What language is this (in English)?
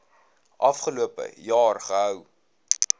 Afrikaans